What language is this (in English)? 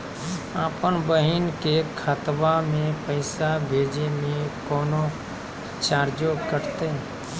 Magahi